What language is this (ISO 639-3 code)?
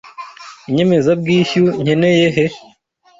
kin